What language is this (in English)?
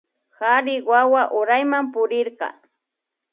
Imbabura Highland Quichua